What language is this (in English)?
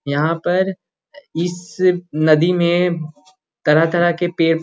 Magahi